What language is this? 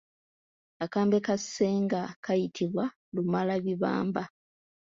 Ganda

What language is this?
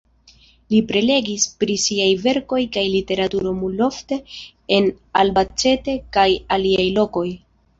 Esperanto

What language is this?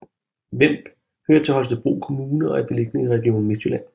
Danish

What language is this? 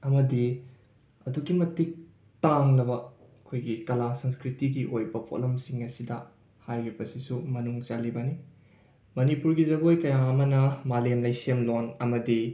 Manipuri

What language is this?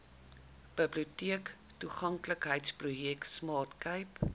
Afrikaans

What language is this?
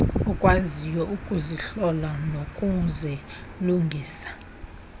Xhosa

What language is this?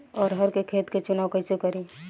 Bhojpuri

